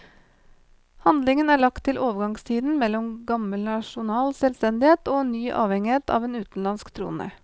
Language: Norwegian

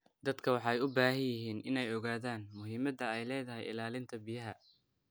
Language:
Somali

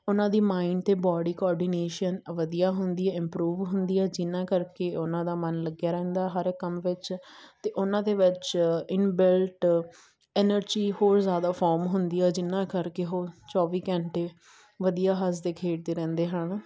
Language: Punjabi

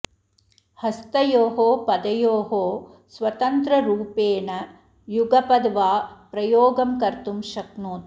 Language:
Sanskrit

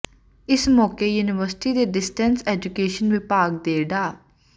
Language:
Punjabi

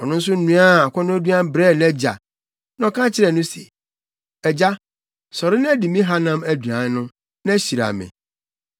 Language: Akan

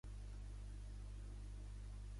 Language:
Catalan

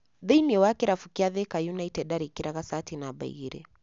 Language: Kikuyu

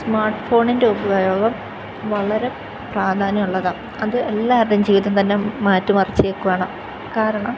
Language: Malayalam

